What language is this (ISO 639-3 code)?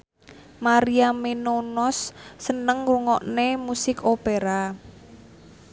jav